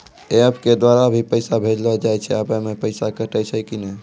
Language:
Maithili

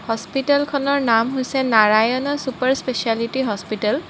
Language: Assamese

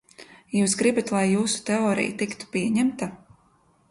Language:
Latvian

